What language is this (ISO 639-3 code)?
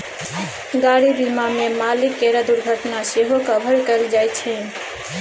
mai